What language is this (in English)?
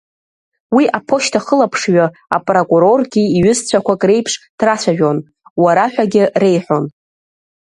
Abkhazian